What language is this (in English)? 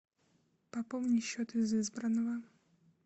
Russian